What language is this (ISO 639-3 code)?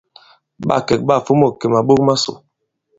abb